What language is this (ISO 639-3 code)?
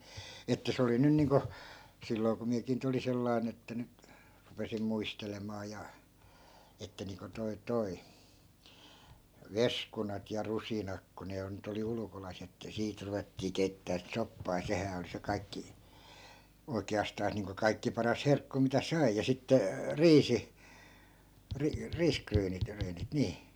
fin